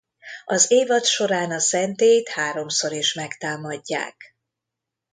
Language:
Hungarian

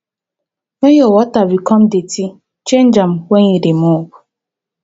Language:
Nigerian Pidgin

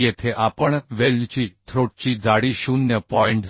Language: Marathi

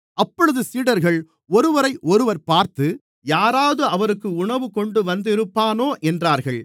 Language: Tamil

